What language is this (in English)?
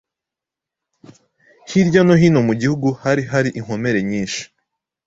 Kinyarwanda